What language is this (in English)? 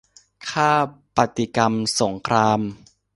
Thai